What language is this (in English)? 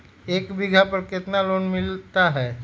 Magahi